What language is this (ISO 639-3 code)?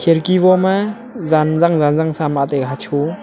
nnp